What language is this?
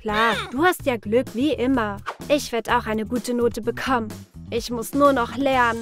German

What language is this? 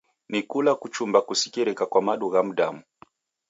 Taita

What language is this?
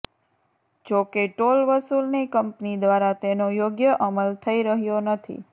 Gujarati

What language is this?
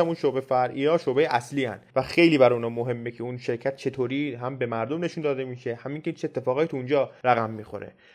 Persian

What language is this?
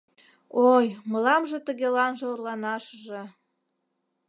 Mari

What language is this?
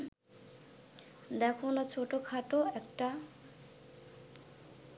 Bangla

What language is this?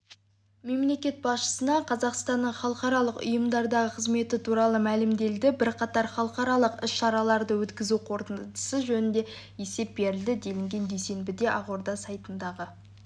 Kazakh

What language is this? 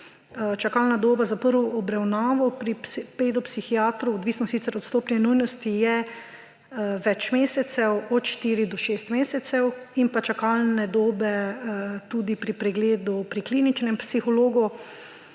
Slovenian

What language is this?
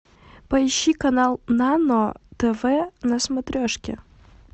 Russian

